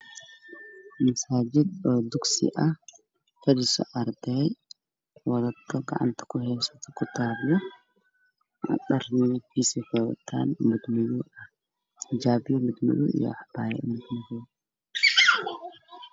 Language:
Somali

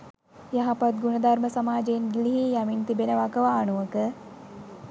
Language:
Sinhala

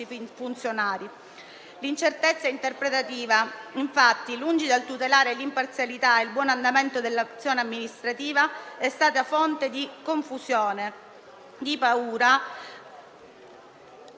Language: Italian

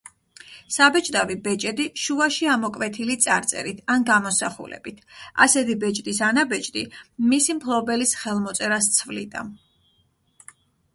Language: Georgian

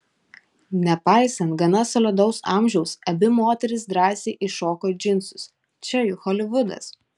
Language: Lithuanian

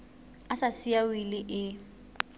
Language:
Southern Sotho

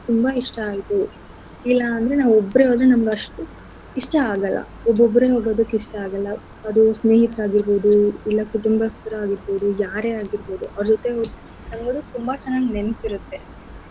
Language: Kannada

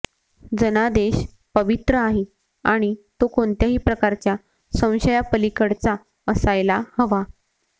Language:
Marathi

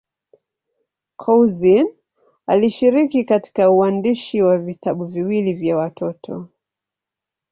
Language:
Swahili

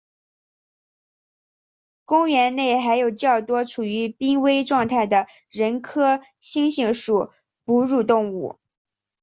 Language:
Chinese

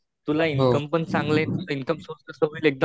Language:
Marathi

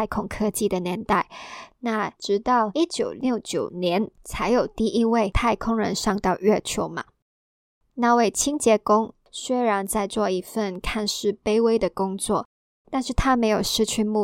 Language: Chinese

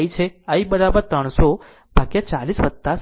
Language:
Gujarati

